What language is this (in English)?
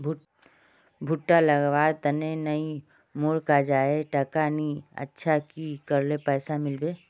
Magahi